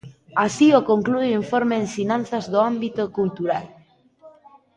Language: Galician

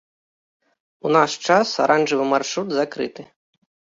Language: Belarusian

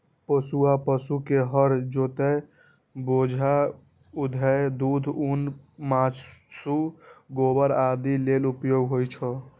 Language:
Maithili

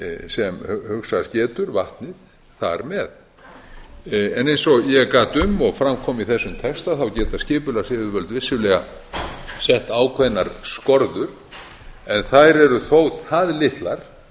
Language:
Icelandic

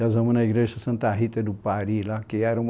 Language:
Portuguese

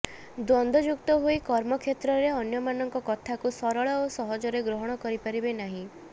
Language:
Odia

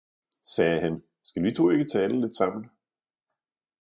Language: Danish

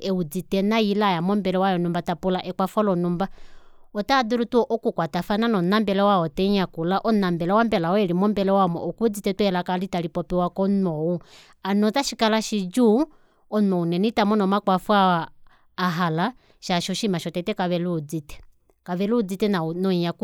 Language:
Kuanyama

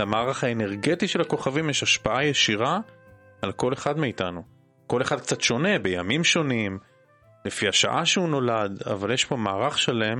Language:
Hebrew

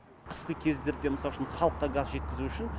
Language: Kazakh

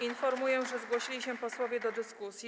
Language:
Polish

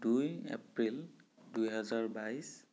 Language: Assamese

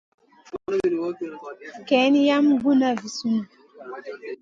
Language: Masana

